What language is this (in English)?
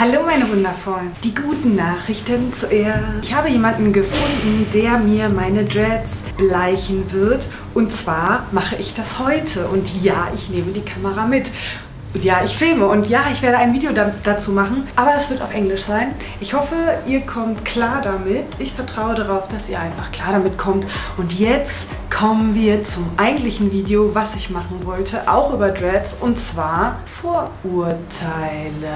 German